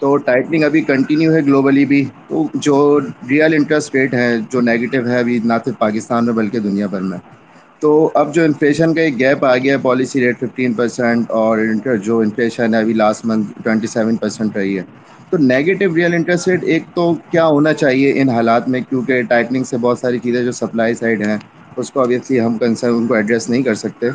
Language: Urdu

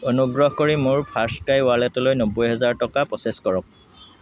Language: Assamese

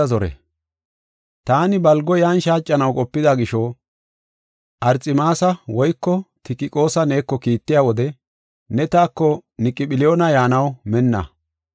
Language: Gofa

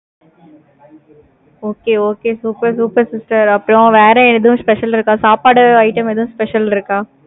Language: Tamil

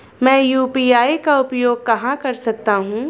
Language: Hindi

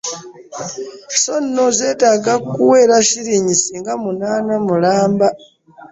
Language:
Ganda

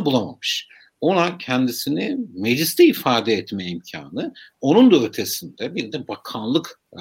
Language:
Turkish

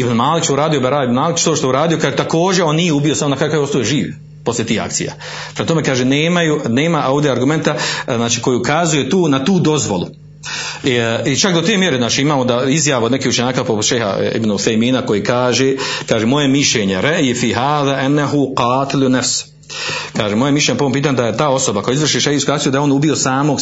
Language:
Croatian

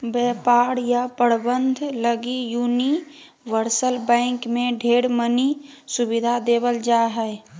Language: Magahi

